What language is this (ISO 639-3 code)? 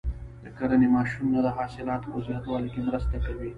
pus